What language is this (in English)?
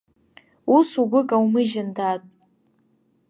Abkhazian